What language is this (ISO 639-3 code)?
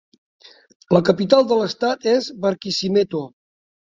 cat